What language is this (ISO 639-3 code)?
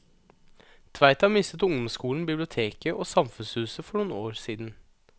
nor